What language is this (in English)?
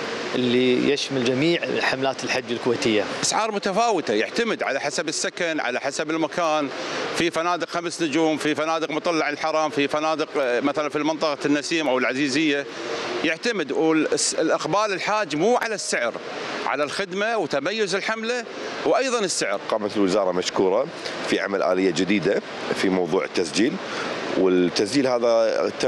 Arabic